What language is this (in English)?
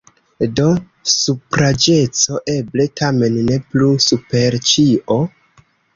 Esperanto